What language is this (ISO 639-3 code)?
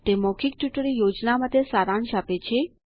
guj